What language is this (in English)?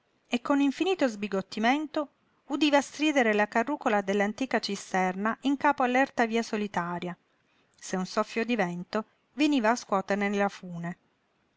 Italian